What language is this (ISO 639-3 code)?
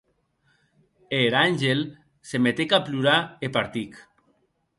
oci